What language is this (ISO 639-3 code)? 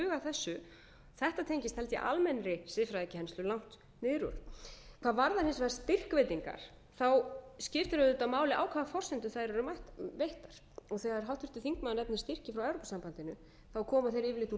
isl